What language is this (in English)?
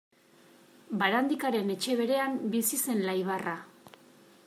Basque